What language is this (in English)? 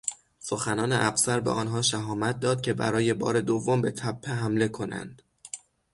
Persian